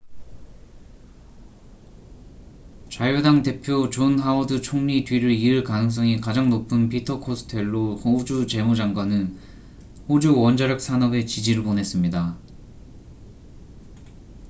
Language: Korean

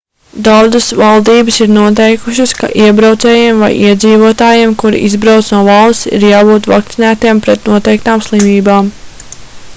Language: Latvian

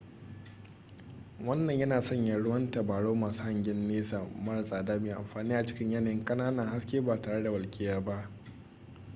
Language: Hausa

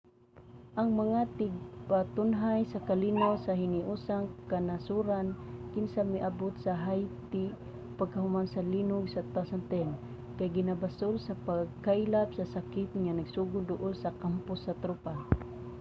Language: Cebuano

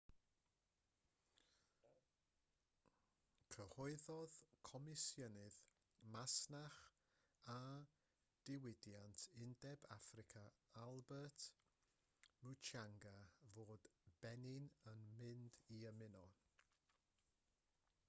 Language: Welsh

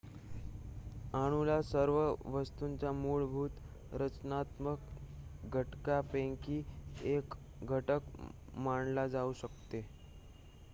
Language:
Marathi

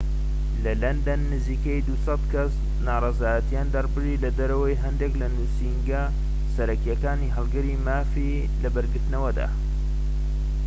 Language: Central Kurdish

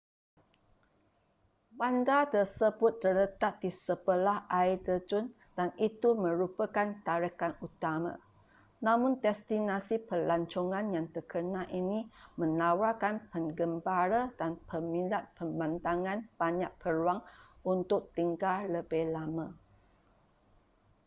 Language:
Malay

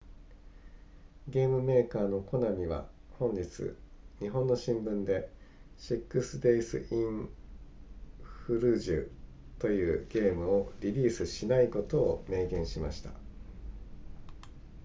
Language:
Japanese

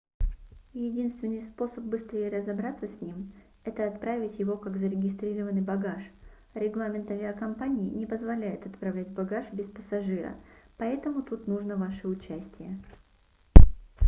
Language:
Russian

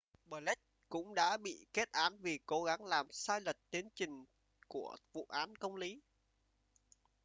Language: Vietnamese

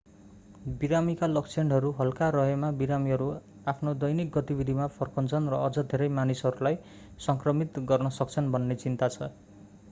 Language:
Nepali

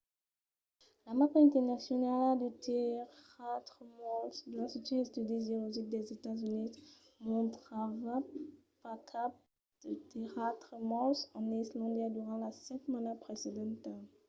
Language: Occitan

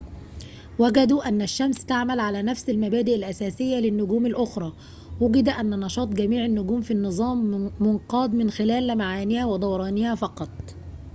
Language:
Arabic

